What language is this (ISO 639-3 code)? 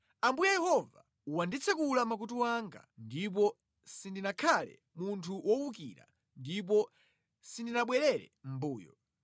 nya